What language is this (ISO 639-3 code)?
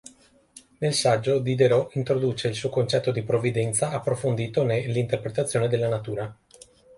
ita